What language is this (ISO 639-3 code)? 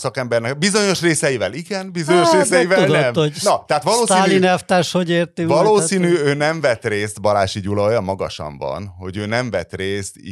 hun